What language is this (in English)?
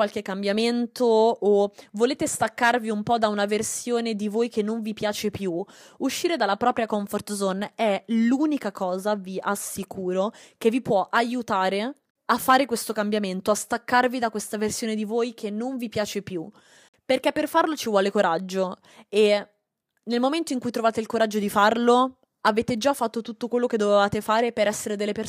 Italian